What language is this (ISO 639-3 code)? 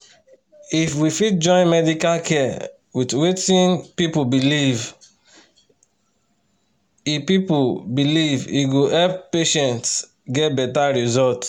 pcm